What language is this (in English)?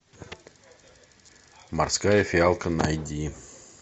Russian